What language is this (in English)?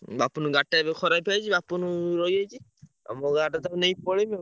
Odia